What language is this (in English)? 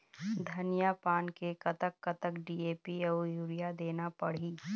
Chhattisgarhi